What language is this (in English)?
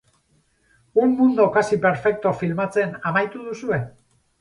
Basque